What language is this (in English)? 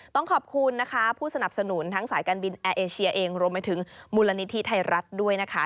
Thai